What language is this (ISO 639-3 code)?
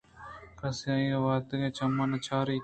bgp